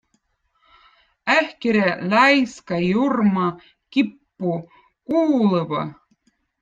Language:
Votic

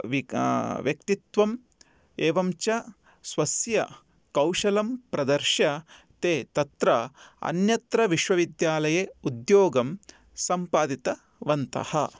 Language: Sanskrit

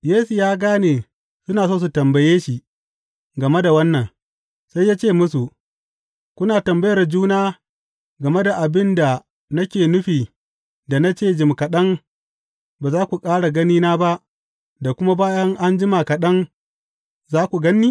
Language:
Hausa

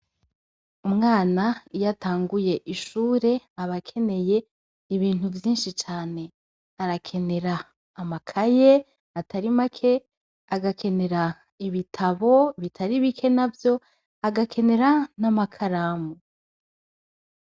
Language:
Rundi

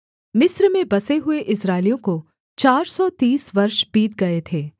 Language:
Hindi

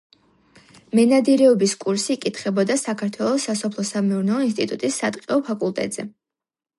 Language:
Georgian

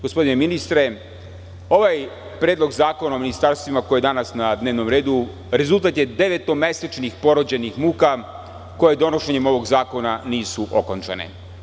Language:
Serbian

